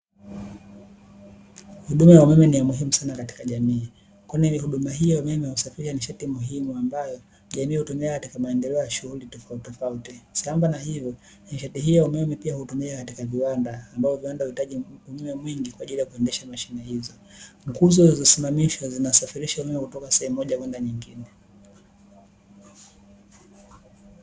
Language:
Swahili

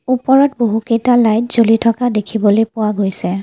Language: Assamese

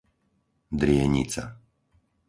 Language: Slovak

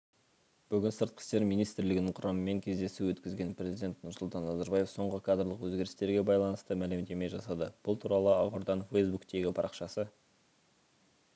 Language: Kazakh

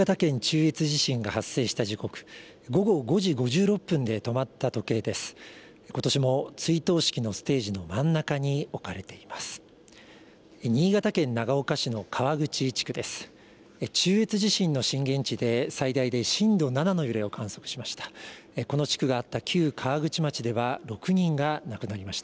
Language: Japanese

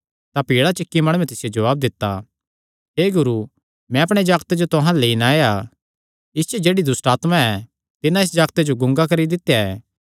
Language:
Kangri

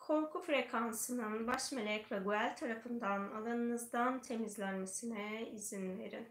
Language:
Turkish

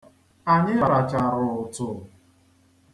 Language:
Igbo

